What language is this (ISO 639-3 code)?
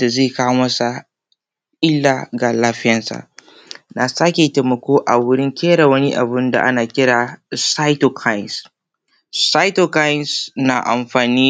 hau